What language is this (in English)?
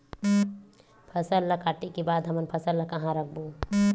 Chhattisgarhi